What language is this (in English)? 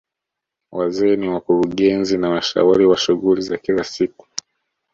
Swahili